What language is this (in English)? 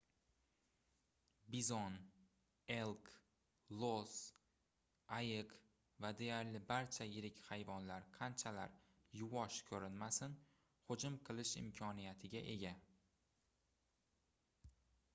Uzbek